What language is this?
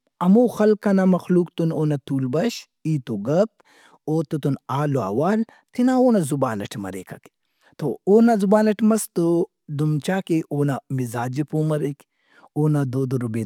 Brahui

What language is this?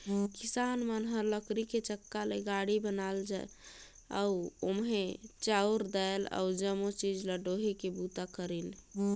Chhattisgarhi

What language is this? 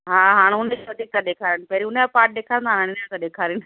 Sindhi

